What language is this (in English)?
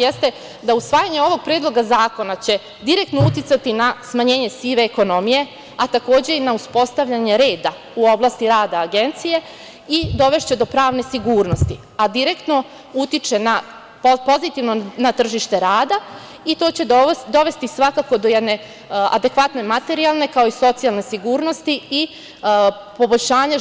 Serbian